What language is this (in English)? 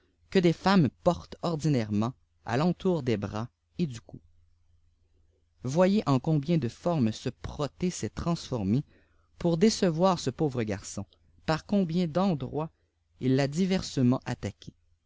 French